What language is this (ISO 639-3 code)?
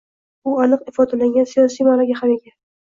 uzb